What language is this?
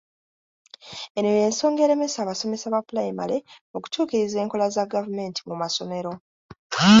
Ganda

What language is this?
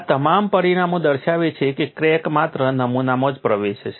Gujarati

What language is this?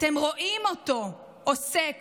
Hebrew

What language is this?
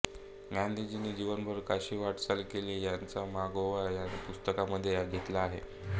Marathi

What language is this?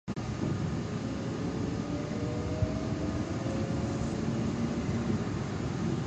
Japanese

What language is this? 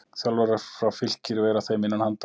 Icelandic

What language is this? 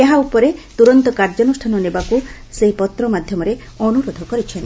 Odia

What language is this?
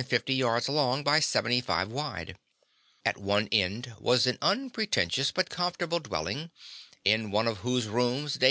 English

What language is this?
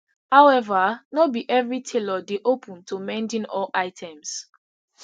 Nigerian Pidgin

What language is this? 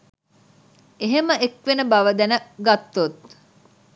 Sinhala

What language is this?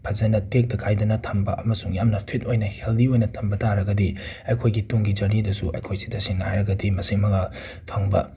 Manipuri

